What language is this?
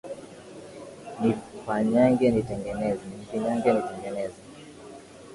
Swahili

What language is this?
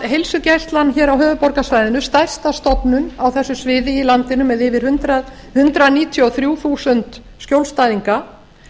Icelandic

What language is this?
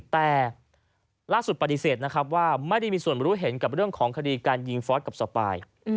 Thai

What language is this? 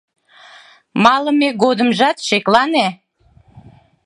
Mari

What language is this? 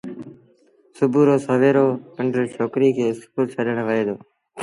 Sindhi Bhil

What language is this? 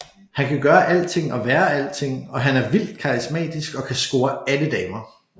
Danish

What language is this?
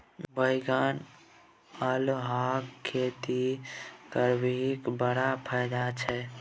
Maithili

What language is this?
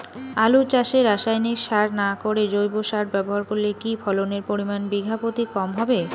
Bangla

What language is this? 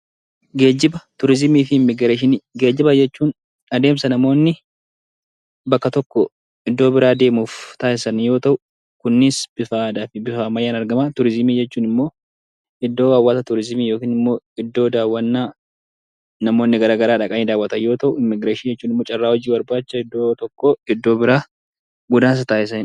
Oromo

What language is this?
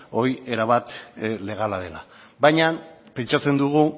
Basque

